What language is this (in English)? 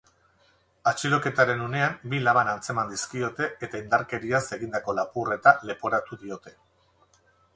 Basque